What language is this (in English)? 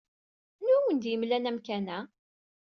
Kabyle